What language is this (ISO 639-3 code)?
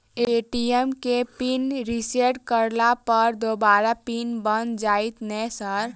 mai